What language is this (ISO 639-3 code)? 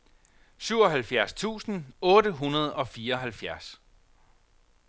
dan